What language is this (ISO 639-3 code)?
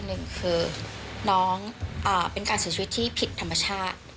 tha